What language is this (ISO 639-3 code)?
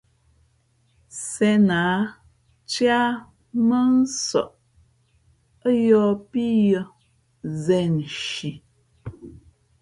fmp